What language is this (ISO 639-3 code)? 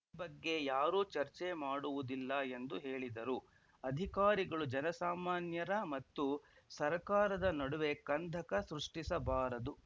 kan